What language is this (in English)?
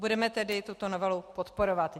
Czech